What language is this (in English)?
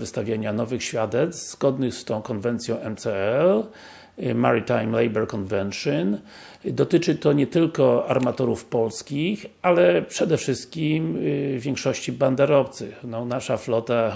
Polish